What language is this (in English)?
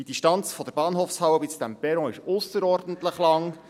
Swiss German